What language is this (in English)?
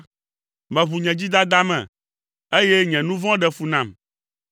Ewe